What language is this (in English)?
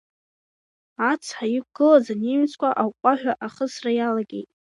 Abkhazian